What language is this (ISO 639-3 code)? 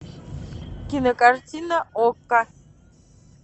rus